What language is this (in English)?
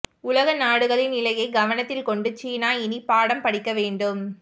Tamil